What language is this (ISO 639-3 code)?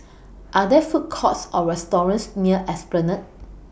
eng